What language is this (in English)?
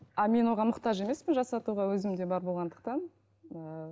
Kazakh